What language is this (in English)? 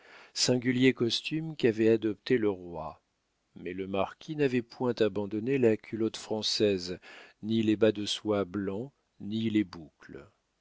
French